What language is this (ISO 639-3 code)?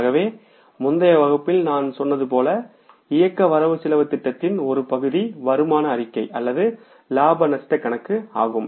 tam